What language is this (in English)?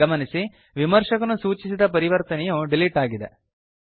Kannada